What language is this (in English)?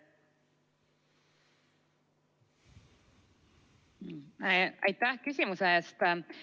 Estonian